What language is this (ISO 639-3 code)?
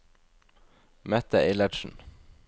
nor